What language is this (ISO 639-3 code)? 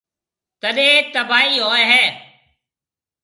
mve